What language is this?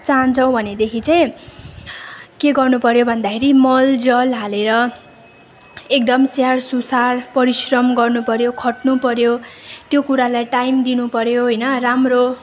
Nepali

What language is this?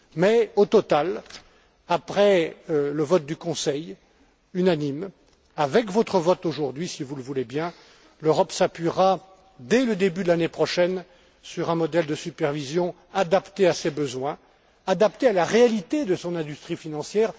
French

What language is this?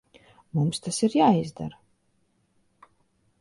Latvian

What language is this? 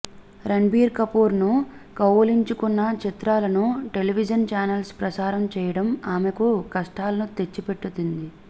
Telugu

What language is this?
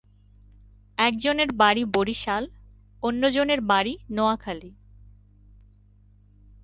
Bangla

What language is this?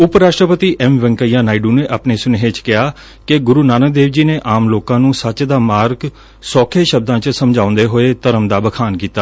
Punjabi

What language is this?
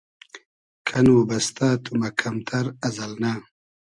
Hazaragi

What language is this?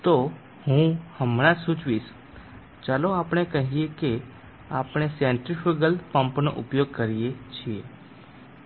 Gujarati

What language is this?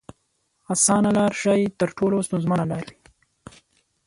Pashto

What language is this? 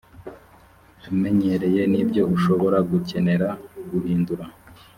Kinyarwanda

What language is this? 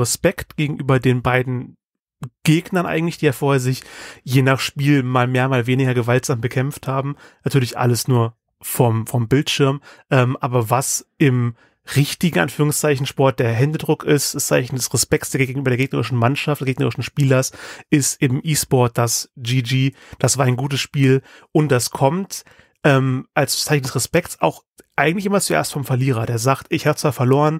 German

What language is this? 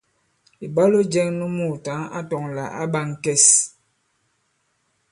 Bankon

